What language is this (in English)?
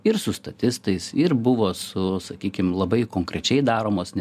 Lithuanian